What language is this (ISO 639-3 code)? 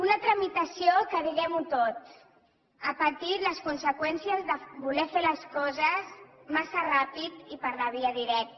cat